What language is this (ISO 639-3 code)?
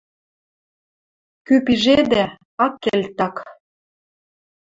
mrj